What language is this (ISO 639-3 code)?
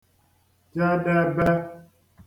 ibo